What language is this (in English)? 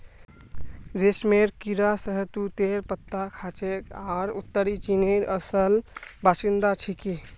Magahi